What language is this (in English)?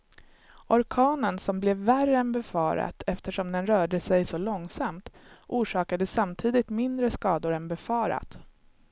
Swedish